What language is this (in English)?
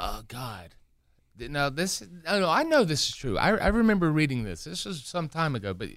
English